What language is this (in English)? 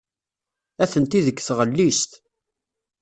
Kabyle